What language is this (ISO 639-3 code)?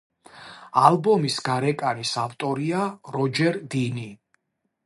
kat